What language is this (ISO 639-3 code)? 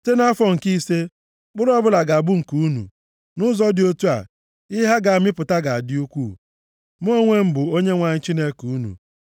ibo